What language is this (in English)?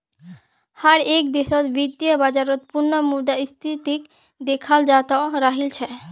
Magahi